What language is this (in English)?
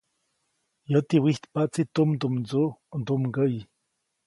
Copainalá Zoque